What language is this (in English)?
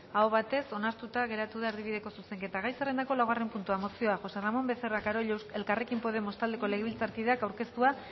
Basque